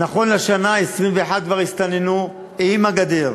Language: Hebrew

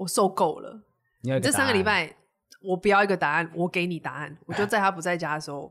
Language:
Chinese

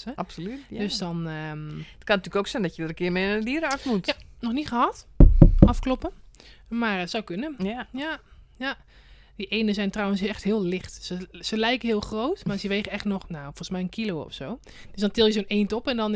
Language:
Dutch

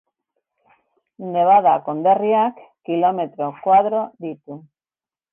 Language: Basque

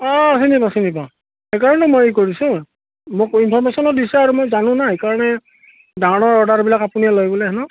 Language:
Assamese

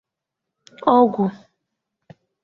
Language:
Igbo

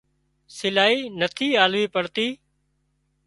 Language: Wadiyara Koli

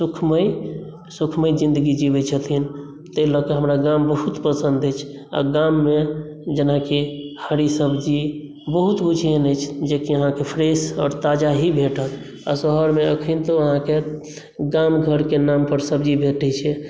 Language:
Maithili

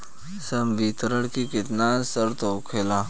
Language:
Bhojpuri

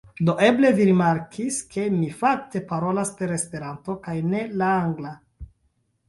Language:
Esperanto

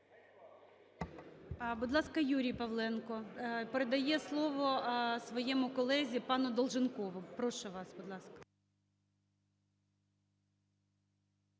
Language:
Ukrainian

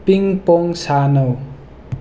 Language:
Manipuri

